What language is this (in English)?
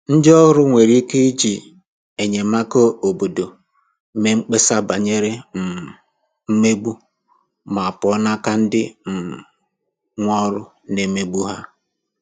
Igbo